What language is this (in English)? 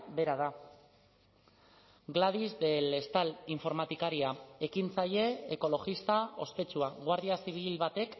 Basque